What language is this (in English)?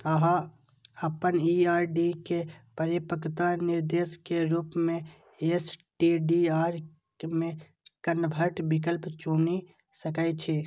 Maithili